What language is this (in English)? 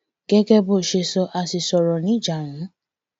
Yoruba